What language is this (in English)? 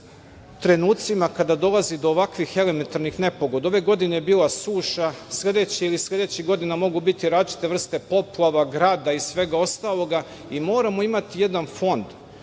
Serbian